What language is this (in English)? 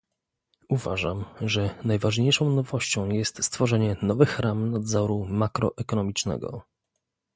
Polish